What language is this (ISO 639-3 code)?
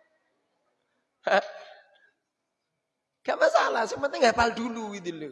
ind